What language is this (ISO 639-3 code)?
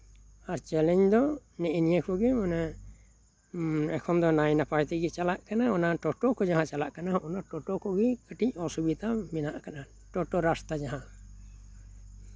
sat